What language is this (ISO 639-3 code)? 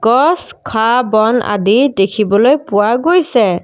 asm